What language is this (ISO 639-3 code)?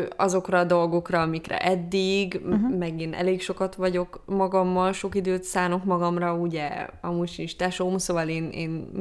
hun